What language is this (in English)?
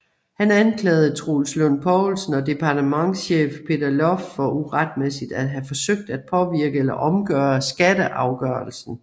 Danish